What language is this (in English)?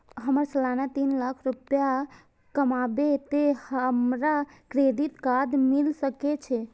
Maithili